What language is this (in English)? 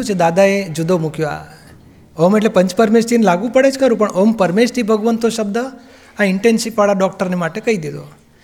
Gujarati